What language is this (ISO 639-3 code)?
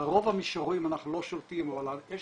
heb